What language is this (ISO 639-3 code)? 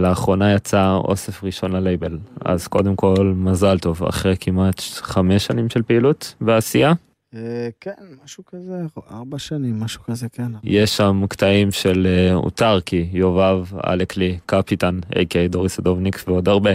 heb